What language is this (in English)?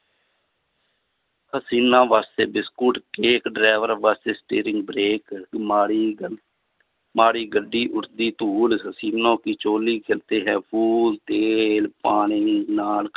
Punjabi